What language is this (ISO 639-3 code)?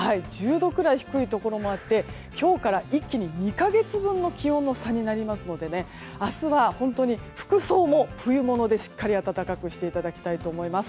jpn